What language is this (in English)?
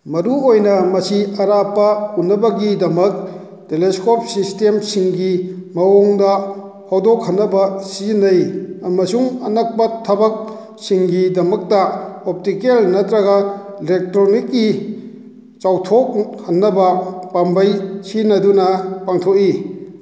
Manipuri